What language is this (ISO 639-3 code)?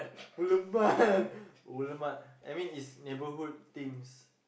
eng